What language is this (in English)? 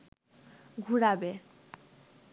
Bangla